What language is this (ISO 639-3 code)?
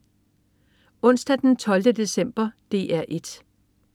dan